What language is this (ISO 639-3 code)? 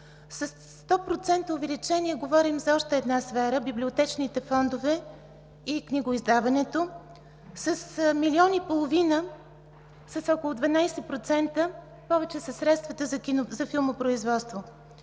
bul